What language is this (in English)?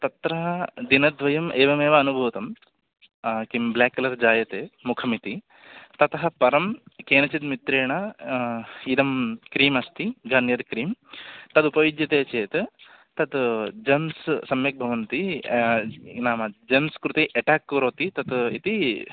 Sanskrit